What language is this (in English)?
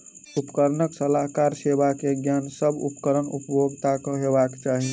Maithili